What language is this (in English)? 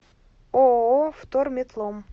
Russian